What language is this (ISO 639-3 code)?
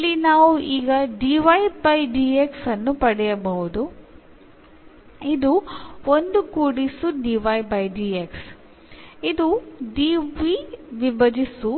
mal